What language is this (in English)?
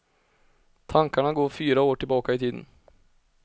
Swedish